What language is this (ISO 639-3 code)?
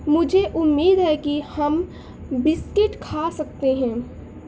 urd